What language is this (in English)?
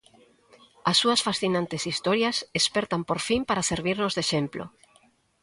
Galician